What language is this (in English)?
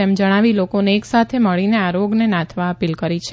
Gujarati